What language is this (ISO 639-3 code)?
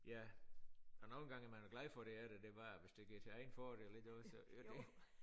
dan